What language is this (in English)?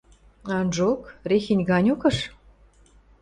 Western Mari